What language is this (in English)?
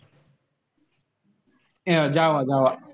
Marathi